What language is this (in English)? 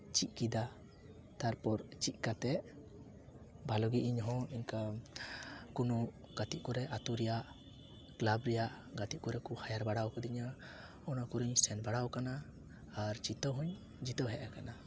Santali